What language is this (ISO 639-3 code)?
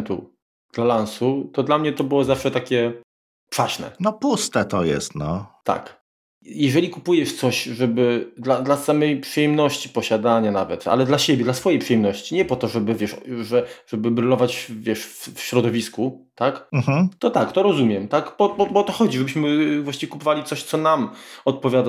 pol